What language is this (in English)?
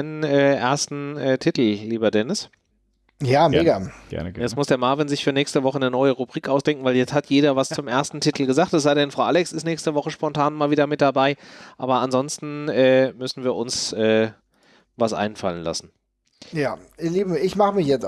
German